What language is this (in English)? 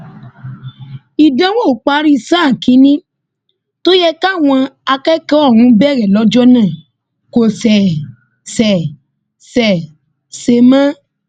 Yoruba